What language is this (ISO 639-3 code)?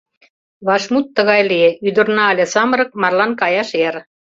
chm